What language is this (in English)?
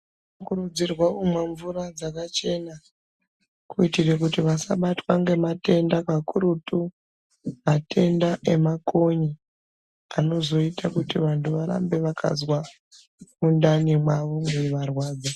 Ndau